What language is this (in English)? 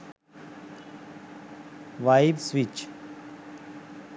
Sinhala